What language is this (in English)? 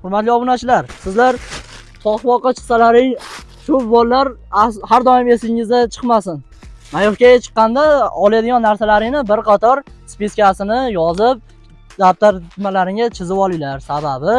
Turkish